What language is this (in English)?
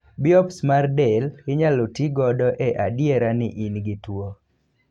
Luo (Kenya and Tanzania)